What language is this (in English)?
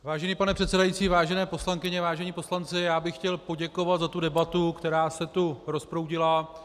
Czech